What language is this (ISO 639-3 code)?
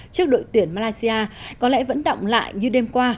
vie